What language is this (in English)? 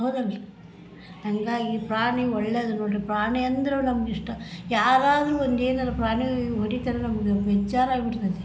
Kannada